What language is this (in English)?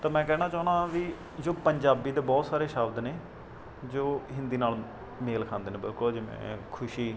Punjabi